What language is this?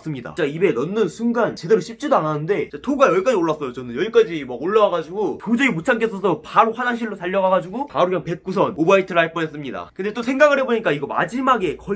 Korean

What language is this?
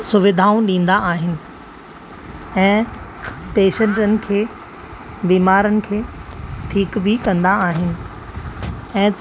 Sindhi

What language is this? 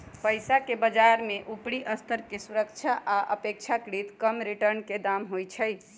Magahi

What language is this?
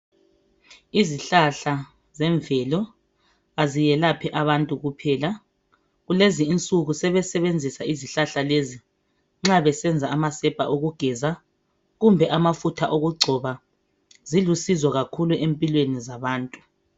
North Ndebele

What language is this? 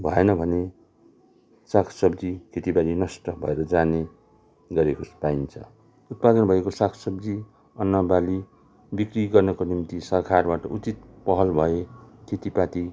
Nepali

